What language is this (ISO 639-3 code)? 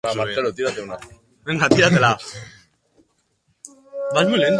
eus